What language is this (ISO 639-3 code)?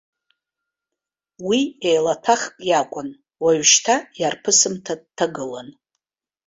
abk